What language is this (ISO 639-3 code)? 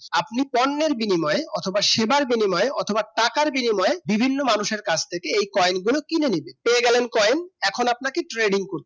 ben